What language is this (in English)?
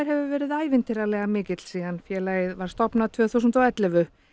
Icelandic